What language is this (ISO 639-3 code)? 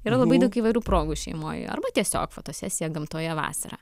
lit